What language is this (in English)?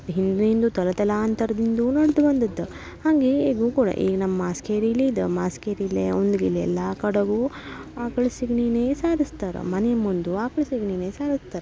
Kannada